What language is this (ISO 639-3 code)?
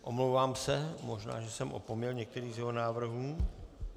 ces